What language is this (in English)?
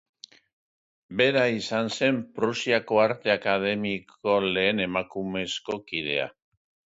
Basque